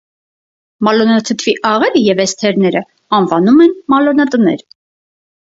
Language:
Armenian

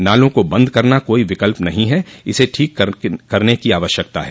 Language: Hindi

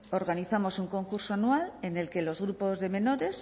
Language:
Spanish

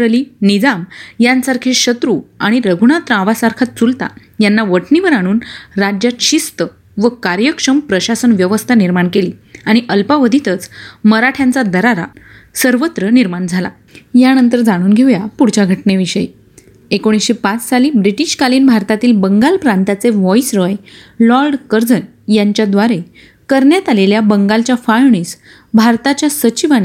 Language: Marathi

